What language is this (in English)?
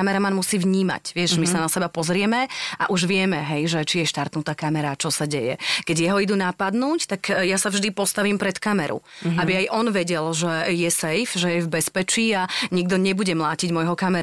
Slovak